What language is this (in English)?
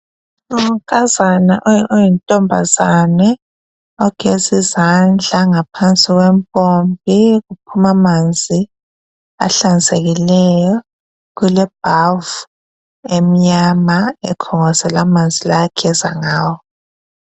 North Ndebele